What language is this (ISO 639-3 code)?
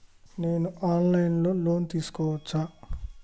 tel